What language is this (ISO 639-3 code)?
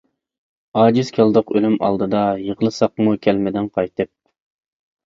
uig